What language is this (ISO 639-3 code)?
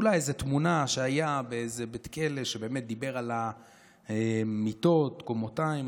heb